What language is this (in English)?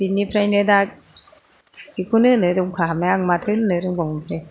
Bodo